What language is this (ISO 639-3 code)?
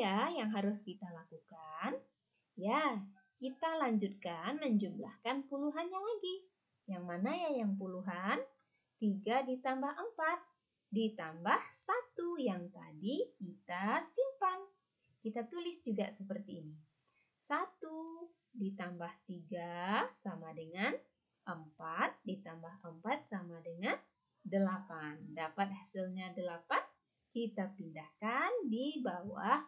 ind